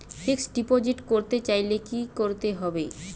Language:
Bangla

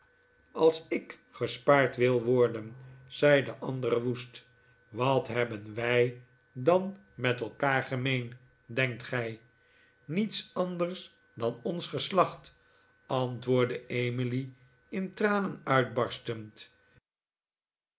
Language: Dutch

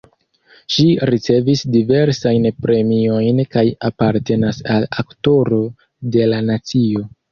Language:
Esperanto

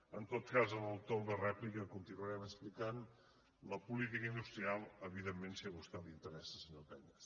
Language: Catalan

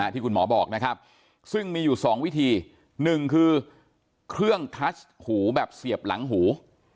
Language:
Thai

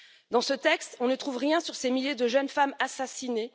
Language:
French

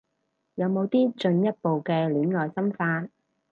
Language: Cantonese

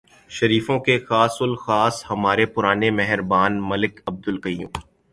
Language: Urdu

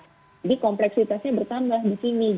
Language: Indonesian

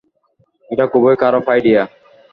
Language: Bangla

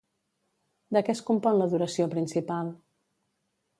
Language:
Catalan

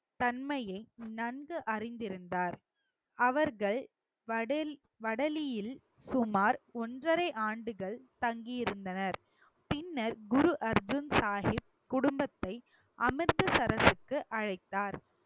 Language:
Tamil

